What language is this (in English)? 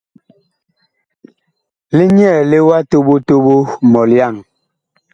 Bakoko